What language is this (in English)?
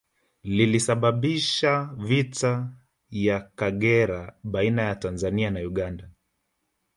Swahili